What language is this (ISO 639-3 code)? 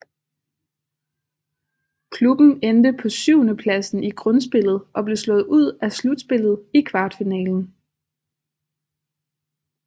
dan